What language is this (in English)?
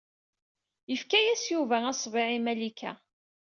Kabyle